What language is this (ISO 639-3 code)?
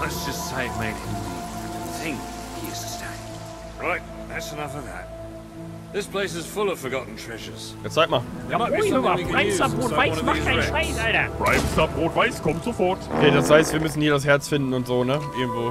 deu